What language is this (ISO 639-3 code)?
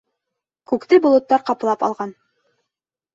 bak